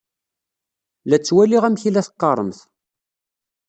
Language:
Kabyle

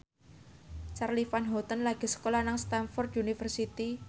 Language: Javanese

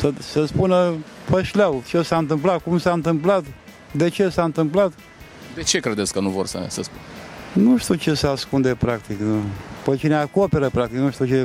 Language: Romanian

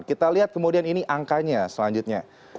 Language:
Indonesian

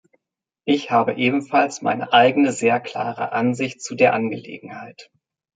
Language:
German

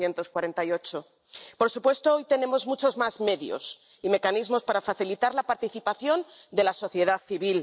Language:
Spanish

